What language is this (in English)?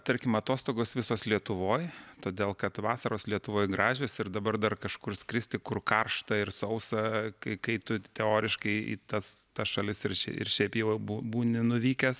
Lithuanian